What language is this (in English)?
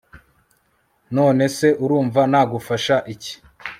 Kinyarwanda